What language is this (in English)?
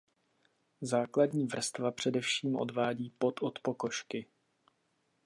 Czech